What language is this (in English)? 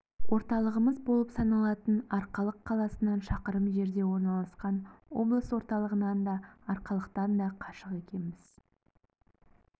Kazakh